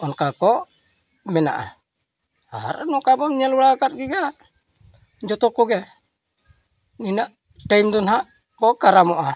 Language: Santali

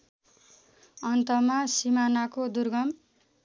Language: Nepali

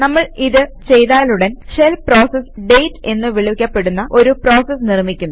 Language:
Malayalam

